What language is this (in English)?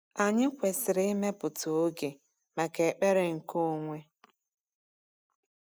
Igbo